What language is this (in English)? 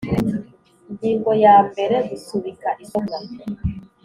Kinyarwanda